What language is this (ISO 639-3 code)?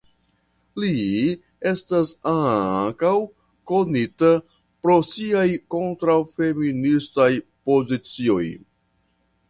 epo